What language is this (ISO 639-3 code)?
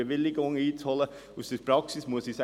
gsw